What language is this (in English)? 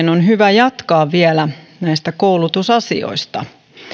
Finnish